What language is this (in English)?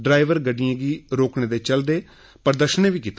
Dogri